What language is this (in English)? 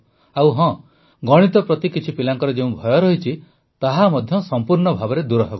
Odia